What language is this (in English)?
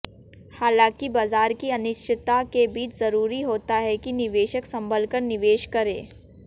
Hindi